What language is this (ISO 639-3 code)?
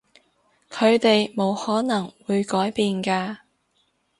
yue